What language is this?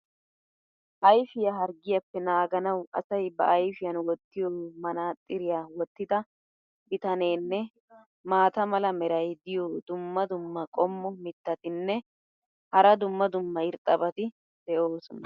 Wolaytta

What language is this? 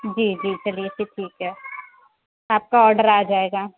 Urdu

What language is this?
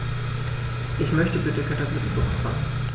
German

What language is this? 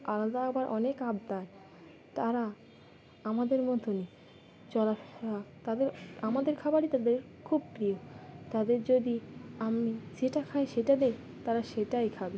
Bangla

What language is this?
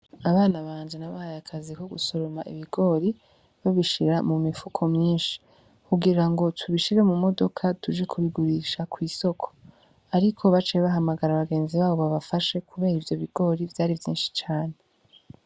Rundi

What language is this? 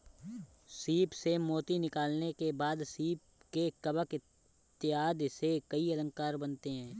Hindi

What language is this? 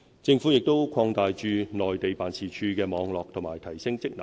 Cantonese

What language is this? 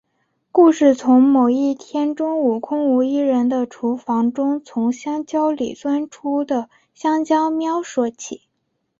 Chinese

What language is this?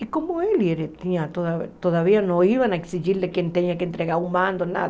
Portuguese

